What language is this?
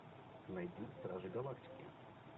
Russian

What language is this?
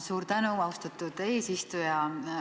Estonian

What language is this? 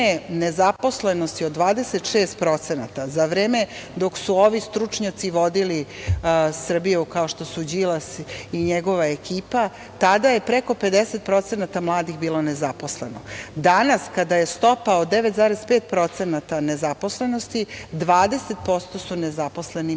Serbian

